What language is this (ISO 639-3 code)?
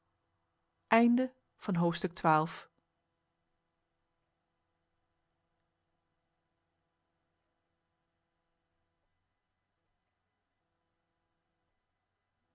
nld